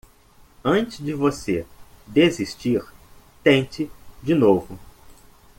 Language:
Portuguese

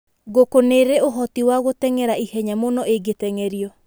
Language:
Kikuyu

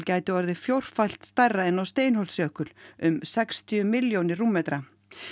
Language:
Icelandic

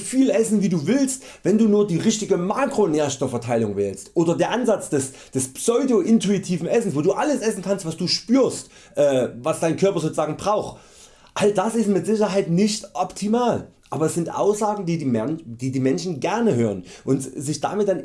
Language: German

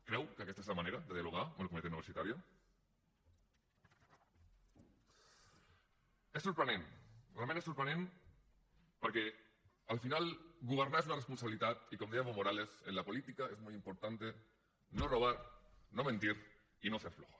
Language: Catalan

